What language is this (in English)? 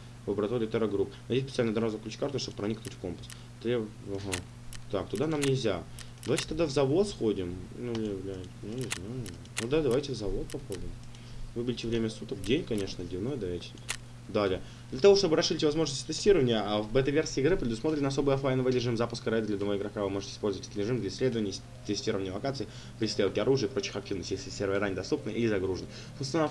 Russian